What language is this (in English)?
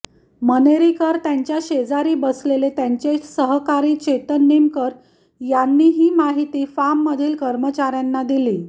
Marathi